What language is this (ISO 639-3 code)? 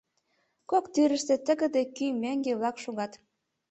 chm